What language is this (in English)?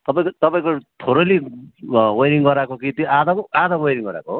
Nepali